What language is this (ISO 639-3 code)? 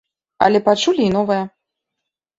bel